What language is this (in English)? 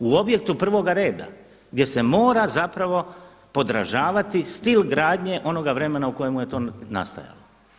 Croatian